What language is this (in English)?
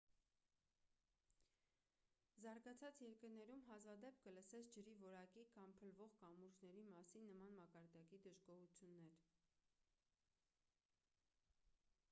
Armenian